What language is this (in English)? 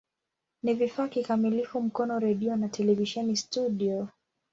Swahili